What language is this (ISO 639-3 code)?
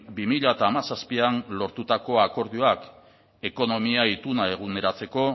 eus